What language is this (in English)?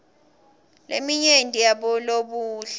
Swati